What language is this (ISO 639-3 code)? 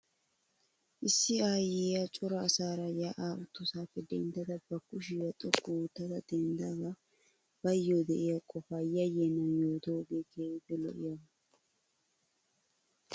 wal